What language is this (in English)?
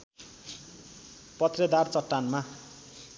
Nepali